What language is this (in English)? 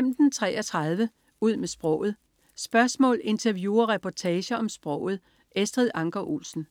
Danish